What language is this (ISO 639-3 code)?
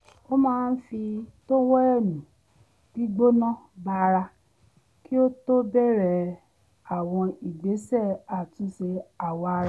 yor